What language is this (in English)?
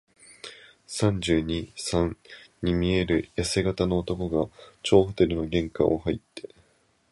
Japanese